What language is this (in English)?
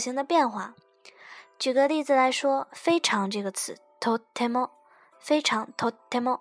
Chinese